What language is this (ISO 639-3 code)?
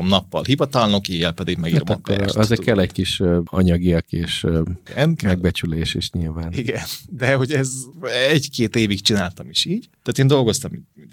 hun